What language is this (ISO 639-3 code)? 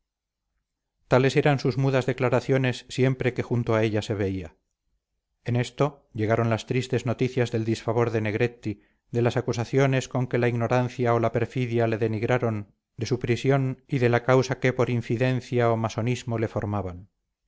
spa